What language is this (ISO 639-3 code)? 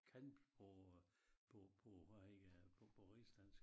dan